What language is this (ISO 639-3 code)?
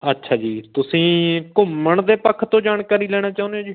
pan